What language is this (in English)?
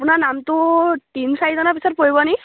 Assamese